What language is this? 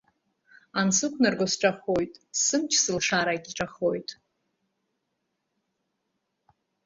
Abkhazian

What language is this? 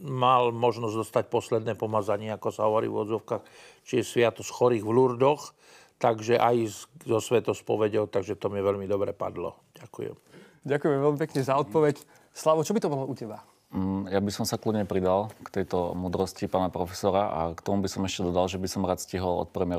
Slovak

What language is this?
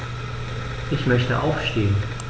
German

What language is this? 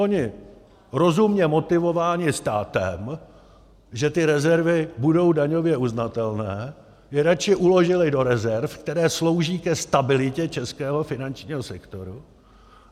Czech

